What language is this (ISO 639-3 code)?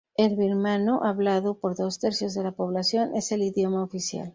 spa